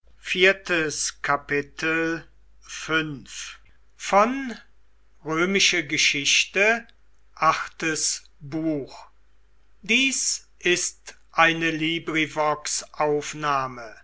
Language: German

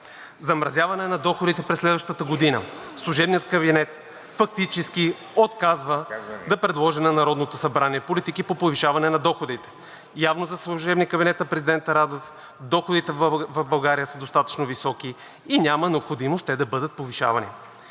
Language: Bulgarian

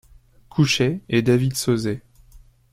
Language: French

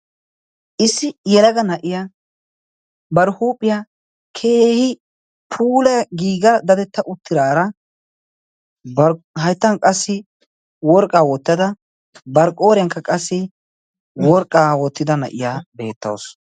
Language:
Wolaytta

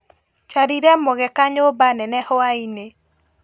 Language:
Kikuyu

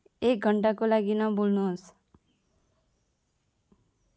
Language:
Nepali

